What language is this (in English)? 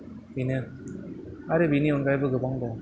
Bodo